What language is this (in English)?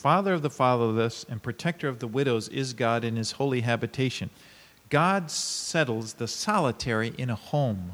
Japanese